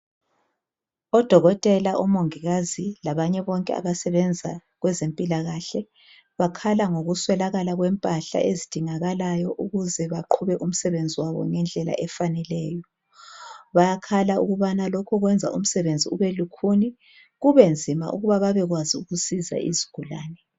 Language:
North Ndebele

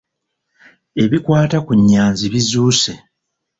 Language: Ganda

